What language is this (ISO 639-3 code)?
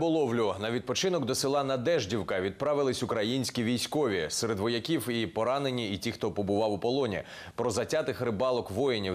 ukr